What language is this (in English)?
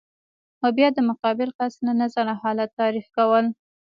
Pashto